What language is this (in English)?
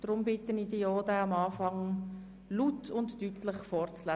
Swiss German